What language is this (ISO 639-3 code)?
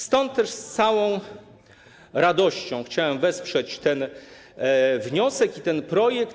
pol